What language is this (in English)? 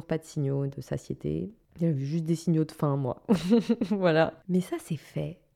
French